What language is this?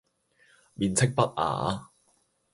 Cantonese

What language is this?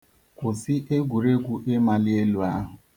Igbo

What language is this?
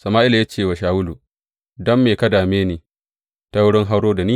Hausa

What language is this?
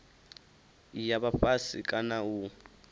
Venda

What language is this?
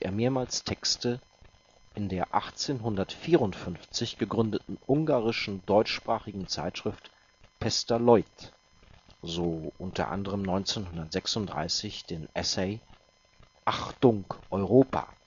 German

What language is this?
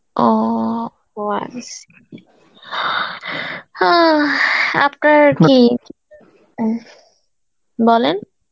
Bangla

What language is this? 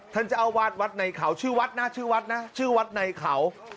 Thai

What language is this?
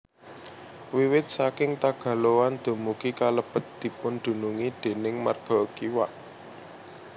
Javanese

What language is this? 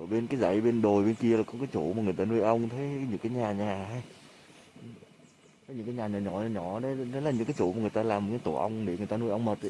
Vietnamese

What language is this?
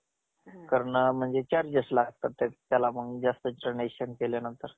Marathi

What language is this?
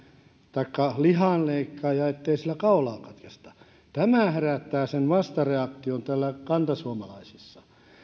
Finnish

